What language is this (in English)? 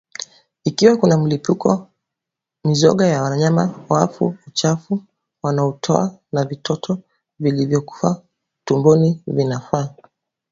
Swahili